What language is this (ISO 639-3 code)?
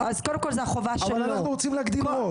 heb